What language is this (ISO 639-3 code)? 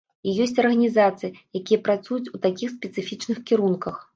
bel